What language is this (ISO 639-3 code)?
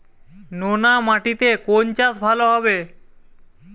ben